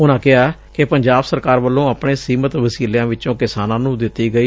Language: Punjabi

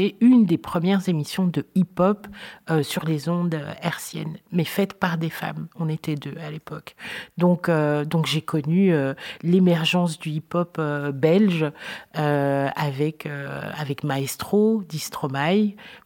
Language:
French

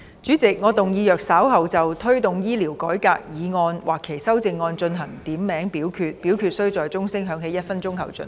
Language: Cantonese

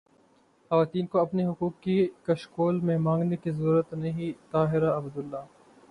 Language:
Urdu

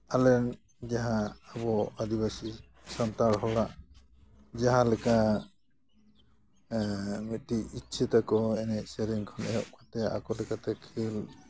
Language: Santali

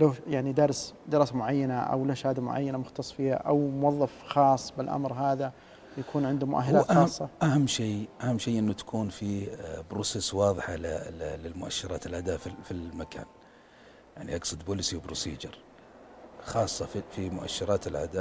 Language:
Arabic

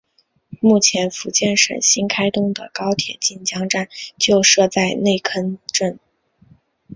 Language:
Chinese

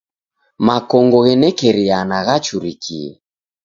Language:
Taita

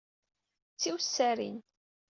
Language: Kabyle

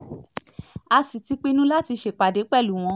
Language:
Yoruba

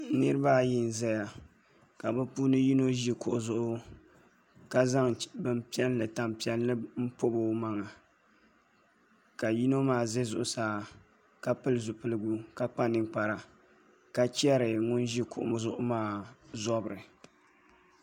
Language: Dagbani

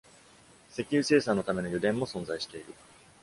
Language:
Japanese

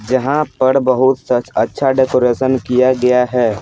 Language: Hindi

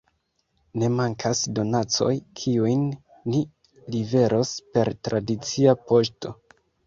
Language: Esperanto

